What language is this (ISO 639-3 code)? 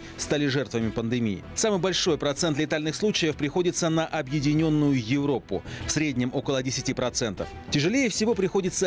rus